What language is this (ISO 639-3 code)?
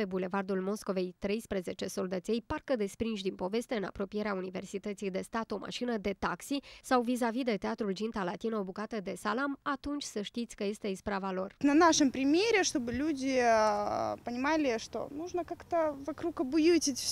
ron